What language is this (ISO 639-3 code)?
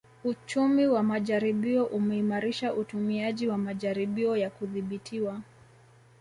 swa